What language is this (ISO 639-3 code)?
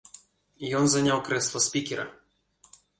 bel